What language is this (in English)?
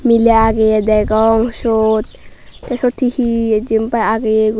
Chakma